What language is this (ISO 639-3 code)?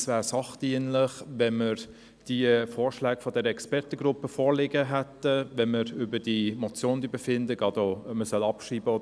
gsw